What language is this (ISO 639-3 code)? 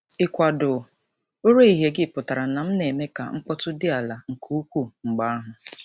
ibo